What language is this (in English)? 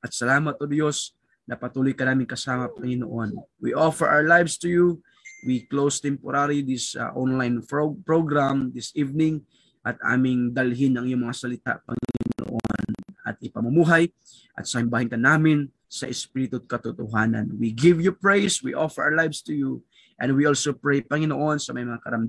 Filipino